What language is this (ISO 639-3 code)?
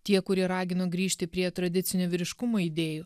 lit